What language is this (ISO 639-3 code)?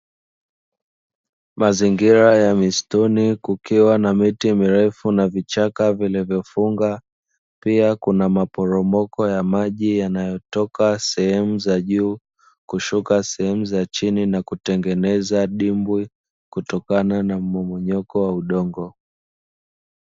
swa